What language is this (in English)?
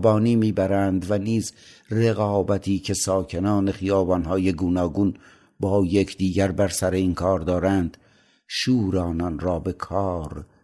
Persian